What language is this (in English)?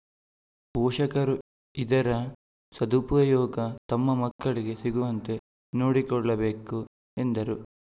Kannada